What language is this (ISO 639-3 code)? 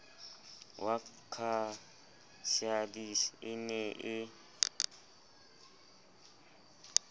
sot